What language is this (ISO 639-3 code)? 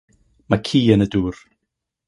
cym